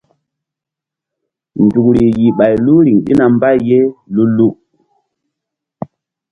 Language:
Mbum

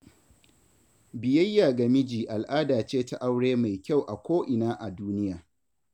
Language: Hausa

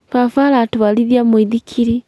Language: Kikuyu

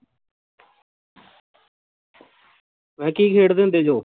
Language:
Punjabi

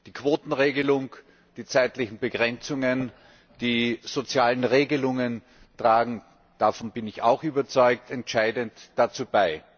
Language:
German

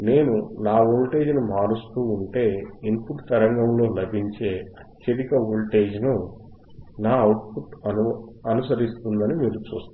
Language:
Telugu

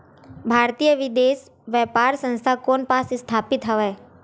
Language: Chhattisgarhi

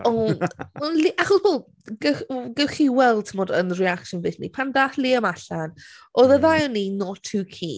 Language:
Welsh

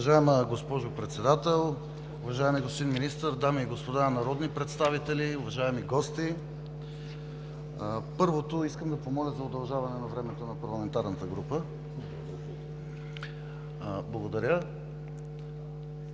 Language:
Bulgarian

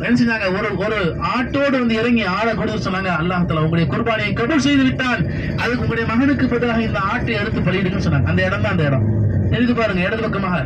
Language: Arabic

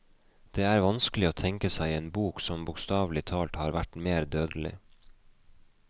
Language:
Norwegian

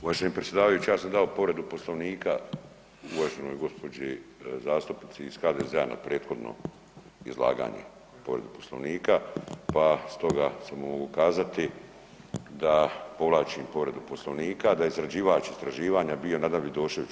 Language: Croatian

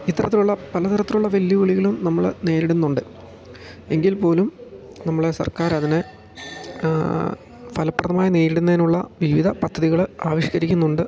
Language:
Malayalam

